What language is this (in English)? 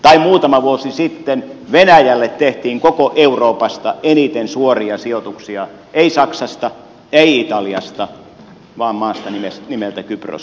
Finnish